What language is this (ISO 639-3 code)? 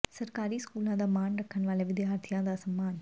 pan